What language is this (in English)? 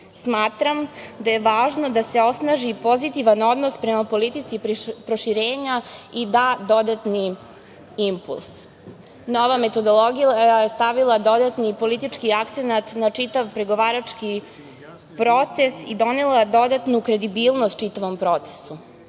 Serbian